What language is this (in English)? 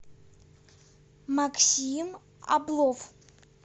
Russian